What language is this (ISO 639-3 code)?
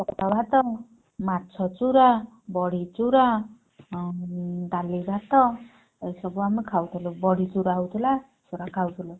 ori